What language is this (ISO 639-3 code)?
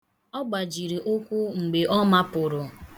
ibo